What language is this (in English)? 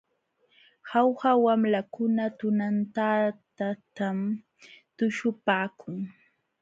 Jauja Wanca Quechua